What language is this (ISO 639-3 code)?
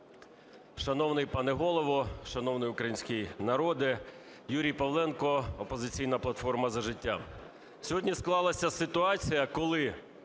ukr